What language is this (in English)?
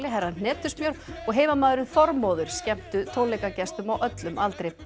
Icelandic